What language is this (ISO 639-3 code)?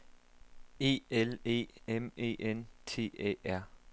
dan